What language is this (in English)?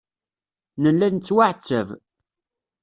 Kabyle